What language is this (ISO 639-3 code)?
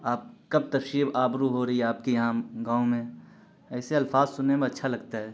urd